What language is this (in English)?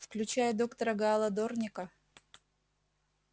Russian